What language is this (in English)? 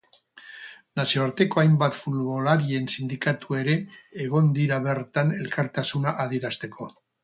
Basque